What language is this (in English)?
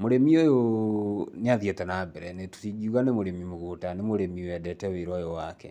Kikuyu